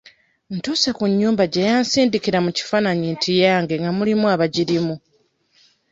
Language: Ganda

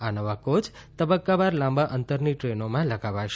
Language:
Gujarati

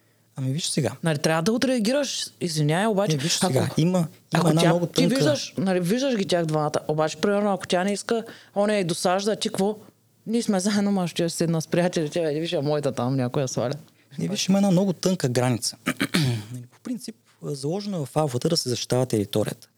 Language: Bulgarian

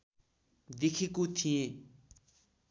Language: Nepali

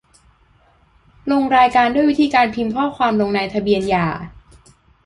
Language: Thai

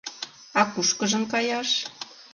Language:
Mari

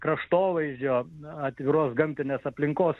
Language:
Lithuanian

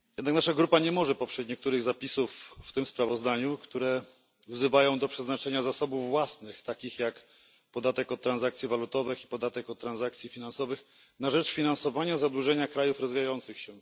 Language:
Polish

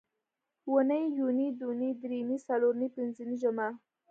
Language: Pashto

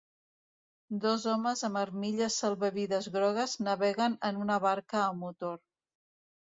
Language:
Catalan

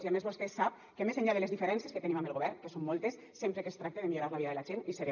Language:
Catalan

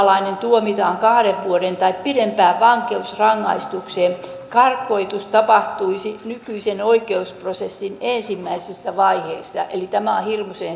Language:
Finnish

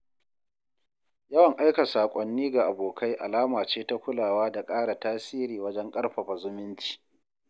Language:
Hausa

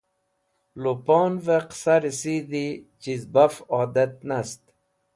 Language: Wakhi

